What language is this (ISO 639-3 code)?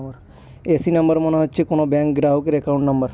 ben